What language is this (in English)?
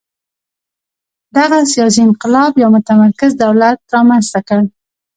Pashto